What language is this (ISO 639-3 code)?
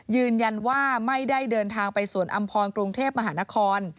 tha